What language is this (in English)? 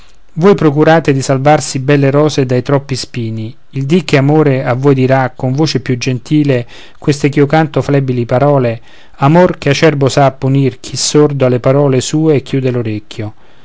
Italian